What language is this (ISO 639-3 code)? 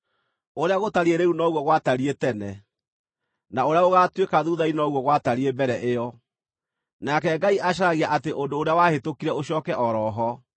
kik